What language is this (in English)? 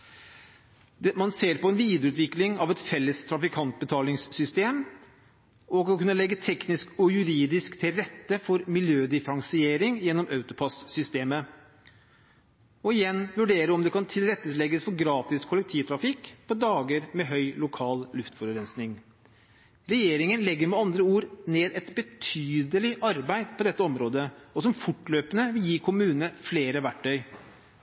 Norwegian Bokmål